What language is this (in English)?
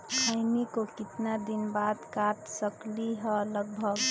Magahi